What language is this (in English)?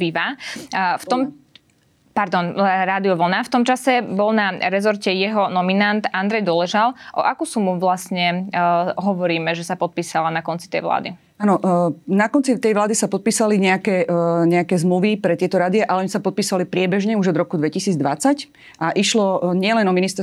Slovak